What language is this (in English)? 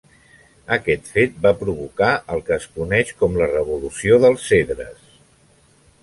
Catalan